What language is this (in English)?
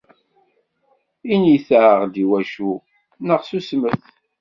Kabyle